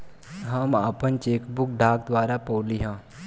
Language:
Bhojpuri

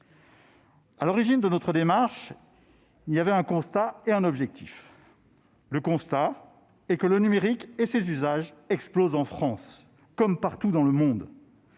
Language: French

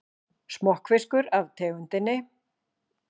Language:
Icelandic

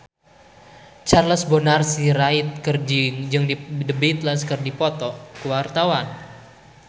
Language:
Sundanese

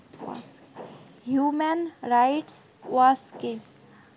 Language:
Bangla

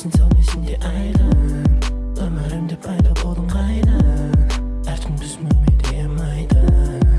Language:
Kazakh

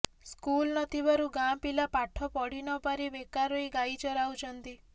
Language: Odia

